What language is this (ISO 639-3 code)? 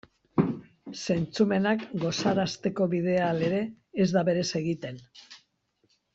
eus